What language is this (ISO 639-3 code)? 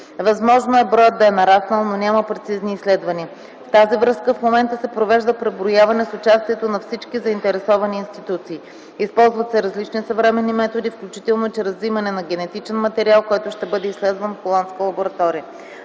bul